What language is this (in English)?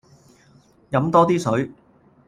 Cantonese